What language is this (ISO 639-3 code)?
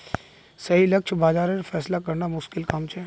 mag